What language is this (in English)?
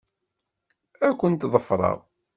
Kabyle